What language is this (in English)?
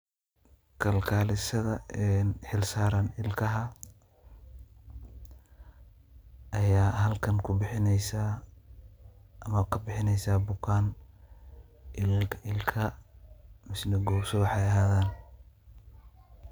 Somali